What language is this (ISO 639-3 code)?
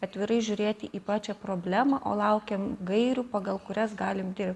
lit